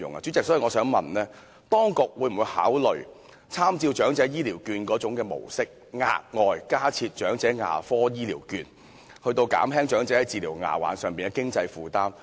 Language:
Cantonese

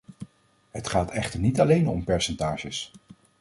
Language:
Dutch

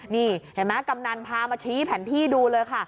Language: Thai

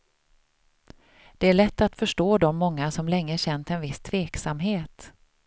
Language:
Swedish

